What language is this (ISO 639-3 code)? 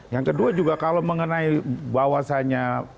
ind